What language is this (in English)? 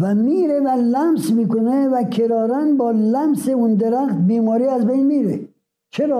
Persian